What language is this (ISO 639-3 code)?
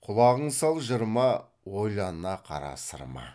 kaz